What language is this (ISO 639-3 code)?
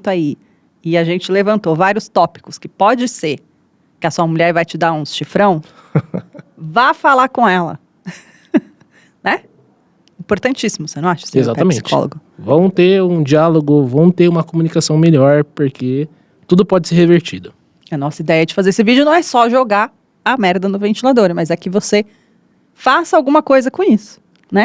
por